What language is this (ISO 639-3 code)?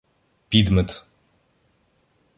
ukr